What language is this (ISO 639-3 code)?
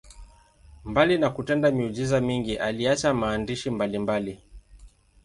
swa